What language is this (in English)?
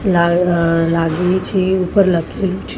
Gujarati